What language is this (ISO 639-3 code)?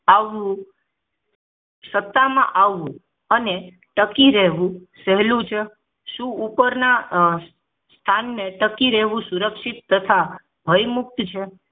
guj